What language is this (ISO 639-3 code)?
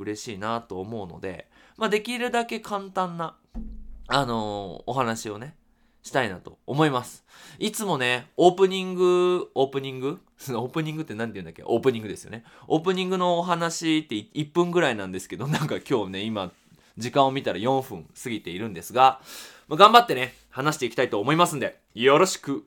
jpn